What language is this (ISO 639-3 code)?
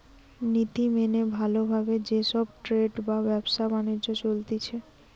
ben